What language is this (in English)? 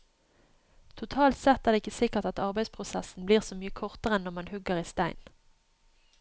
Norwegian